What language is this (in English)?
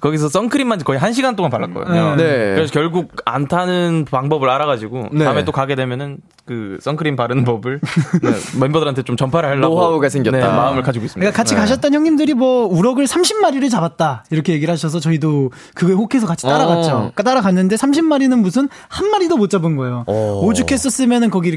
Korean